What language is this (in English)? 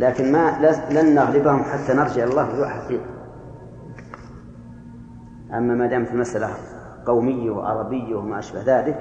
Arabic